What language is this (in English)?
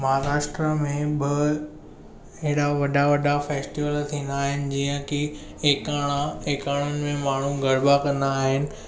Sindhi